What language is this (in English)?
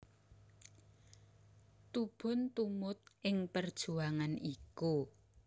Javanese